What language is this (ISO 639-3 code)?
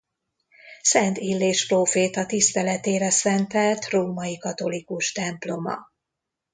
hun